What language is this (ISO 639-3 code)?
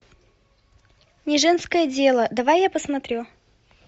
rus